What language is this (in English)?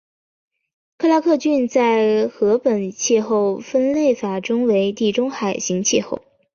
Chinese